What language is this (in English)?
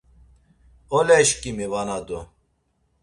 Laz